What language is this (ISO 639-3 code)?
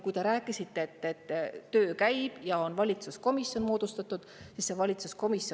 est